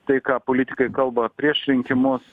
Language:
Lithuanian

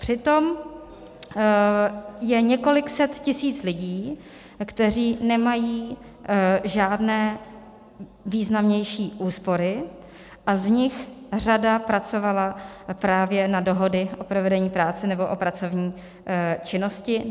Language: Czech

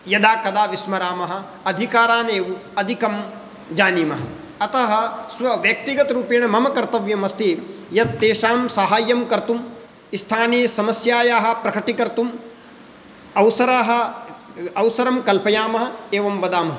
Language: Sanskrit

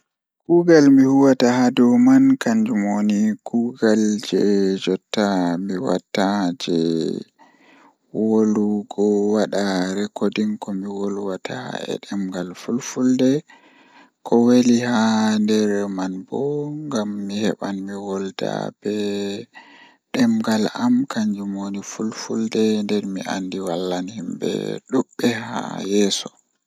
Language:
Fula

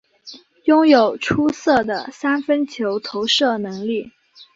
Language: Chinese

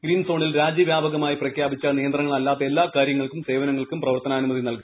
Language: Malayalam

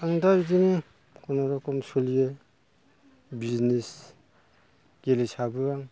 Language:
Bodo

